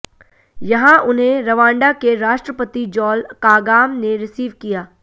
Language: Hindi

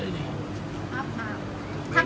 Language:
Thai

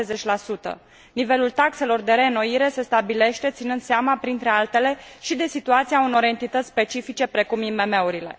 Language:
Romanian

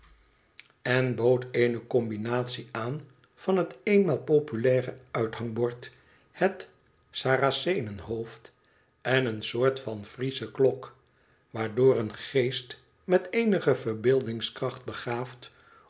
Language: Dutch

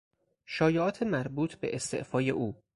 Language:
Persian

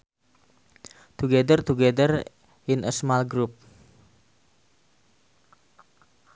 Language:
Sundanese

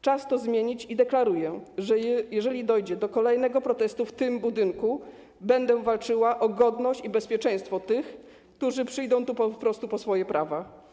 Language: Polish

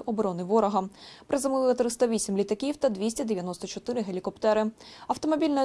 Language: Ukrainian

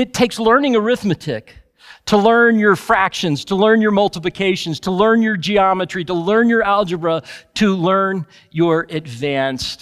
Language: English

